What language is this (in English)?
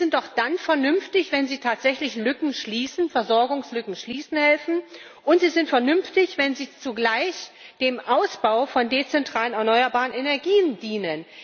German